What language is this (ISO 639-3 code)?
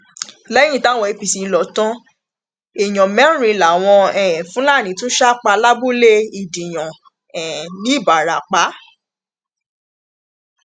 yor